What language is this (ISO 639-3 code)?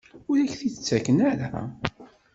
kab